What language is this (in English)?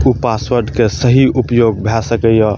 Maithili